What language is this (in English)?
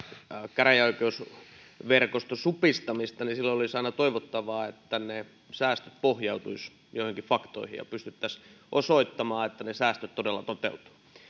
Finnish